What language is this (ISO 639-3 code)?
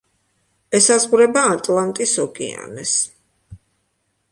kat